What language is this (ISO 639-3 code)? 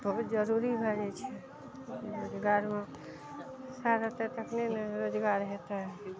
mai